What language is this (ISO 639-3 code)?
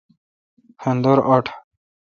xka